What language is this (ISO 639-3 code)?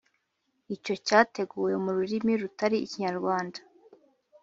kin